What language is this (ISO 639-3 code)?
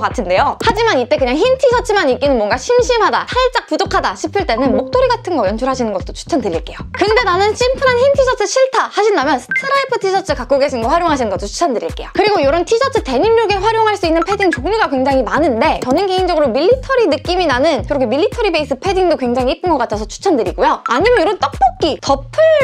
kor